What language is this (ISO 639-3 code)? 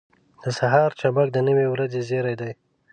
pus